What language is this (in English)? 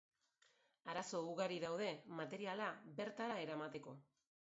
Basque